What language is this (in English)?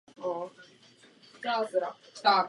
Czech